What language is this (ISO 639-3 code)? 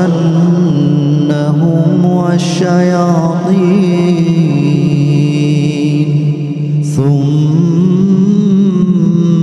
ara